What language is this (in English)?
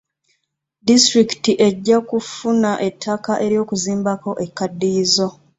Ganda